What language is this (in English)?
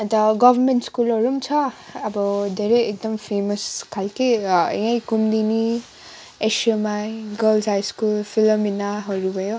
Nepali